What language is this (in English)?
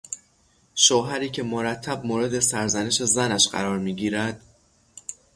Persian